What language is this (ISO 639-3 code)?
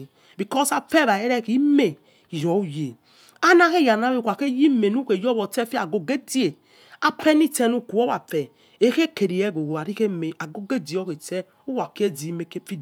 ets